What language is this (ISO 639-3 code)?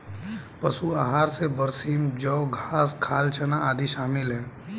hin